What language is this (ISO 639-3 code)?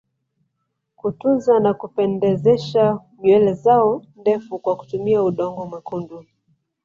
swa